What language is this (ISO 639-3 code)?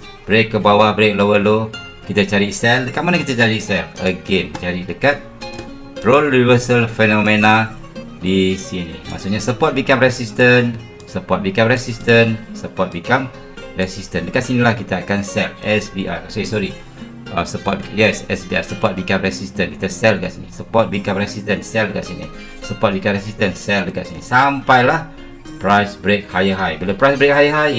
msa